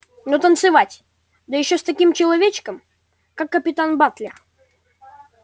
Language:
Russian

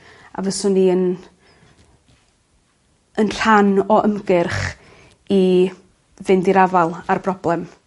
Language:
Welsh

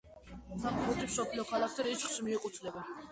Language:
Georgian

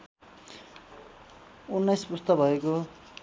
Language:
Nepali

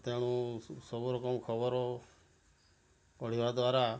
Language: Odia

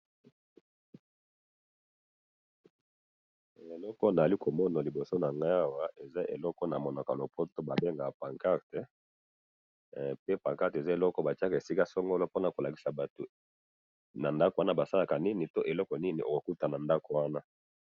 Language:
Lingala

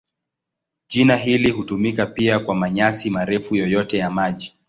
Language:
Swahili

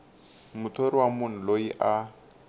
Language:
Tsonga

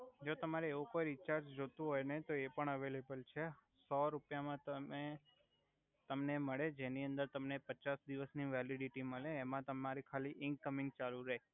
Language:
Gujarati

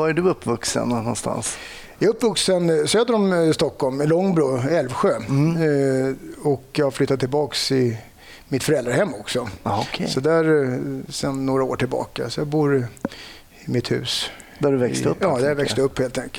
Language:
Swedish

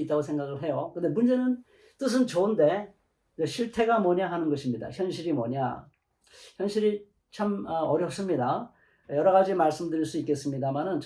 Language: Korean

